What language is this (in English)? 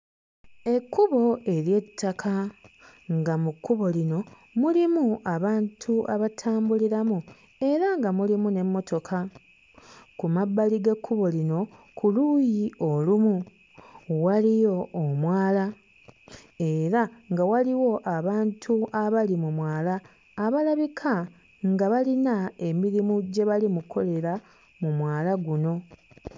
Ganda